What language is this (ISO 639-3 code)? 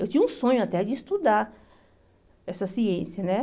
por